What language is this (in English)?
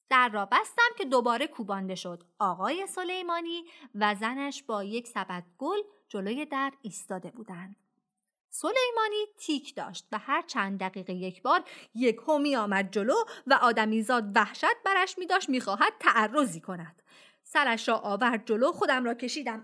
Persian